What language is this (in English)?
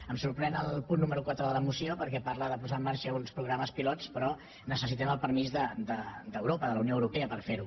Catalan